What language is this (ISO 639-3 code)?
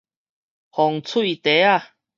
nan